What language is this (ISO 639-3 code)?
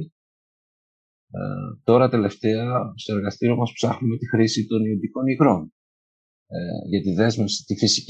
ell